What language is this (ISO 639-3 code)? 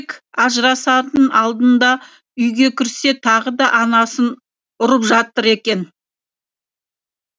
kaz